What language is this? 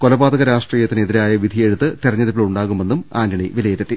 Malayalam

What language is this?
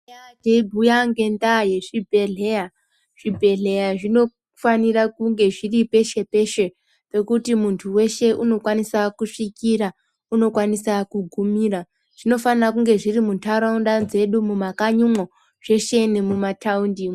Ndau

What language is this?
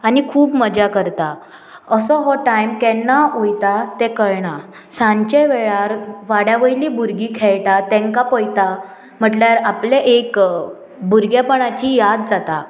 Konkani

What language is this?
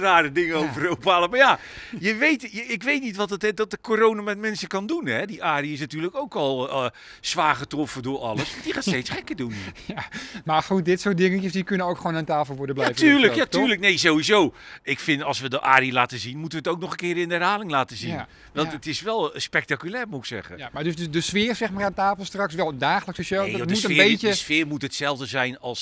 Dutch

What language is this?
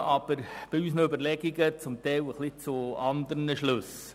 Swiss German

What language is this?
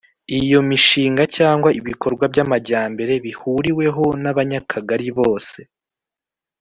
Kinyarwanda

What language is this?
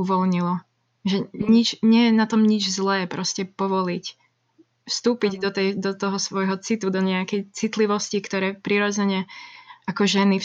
Slovak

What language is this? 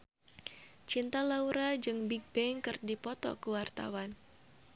Sundanese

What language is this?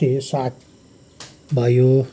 Nepali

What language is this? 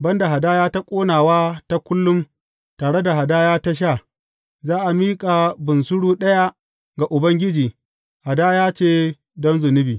Hausa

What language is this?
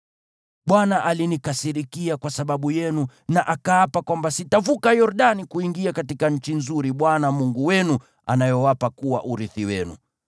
Swahili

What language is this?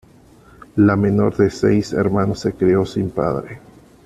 Spanish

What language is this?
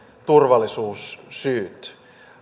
Finnish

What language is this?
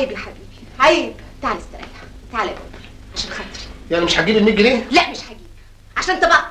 Arabic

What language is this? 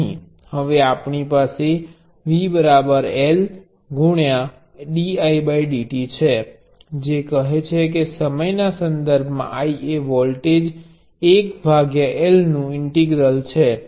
Gujarati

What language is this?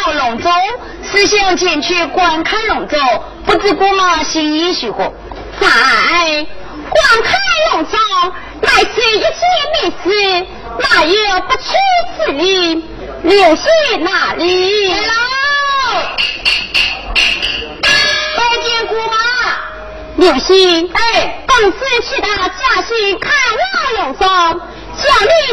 Chinese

